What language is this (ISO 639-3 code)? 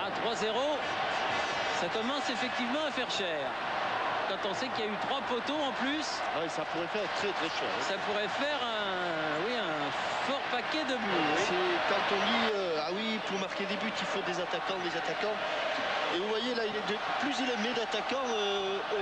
fra